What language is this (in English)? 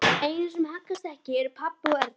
Icelandic